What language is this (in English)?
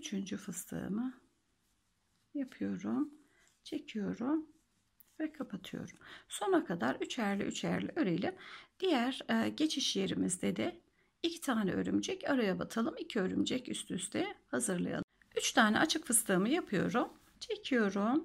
Turkish